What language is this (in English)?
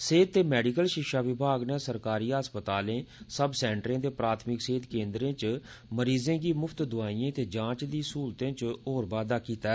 Dogri